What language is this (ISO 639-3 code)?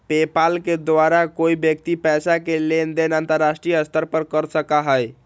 mag